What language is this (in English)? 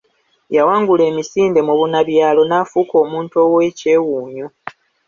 Ganda